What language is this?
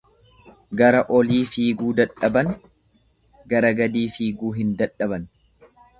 Oromo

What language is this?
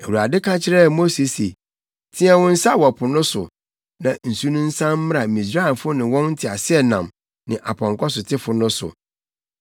Akan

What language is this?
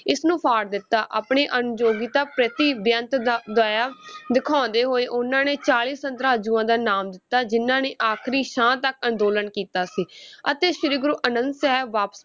Punjabi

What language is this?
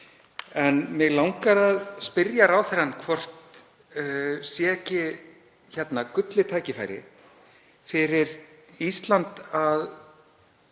Icelandic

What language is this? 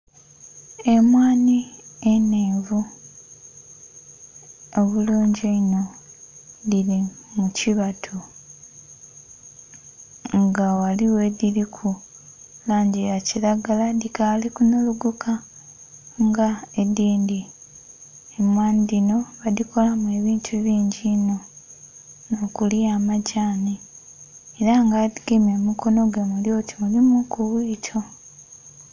Soga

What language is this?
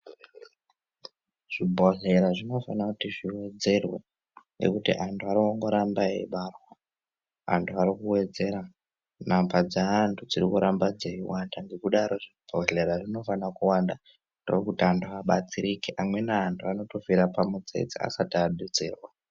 Ndau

